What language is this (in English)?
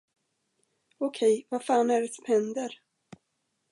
Swedish